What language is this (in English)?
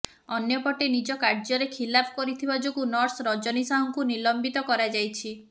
Odia